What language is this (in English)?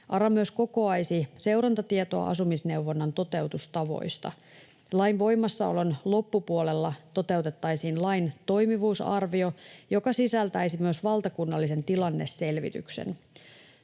Finnish